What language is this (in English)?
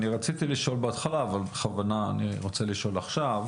Hebrew